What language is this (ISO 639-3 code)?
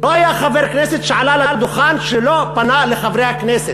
heb